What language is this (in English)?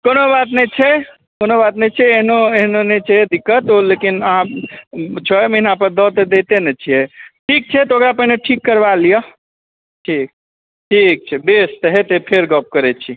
Maithili